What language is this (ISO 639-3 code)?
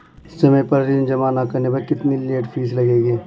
hin